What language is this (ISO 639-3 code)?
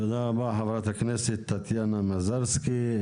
heb